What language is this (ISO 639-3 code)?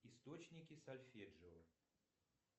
rus